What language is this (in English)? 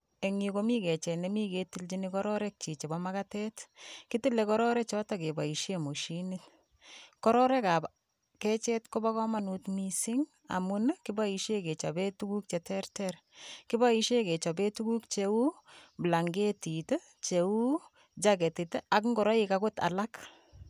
Kalenjin